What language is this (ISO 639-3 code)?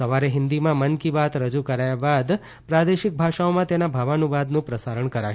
guj